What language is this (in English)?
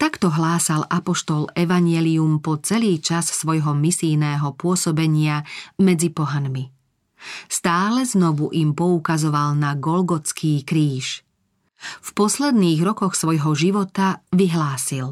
Slovak